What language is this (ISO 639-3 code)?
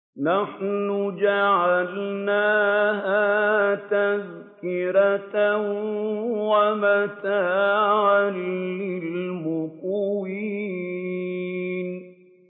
ara